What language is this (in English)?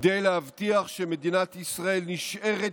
Hebrew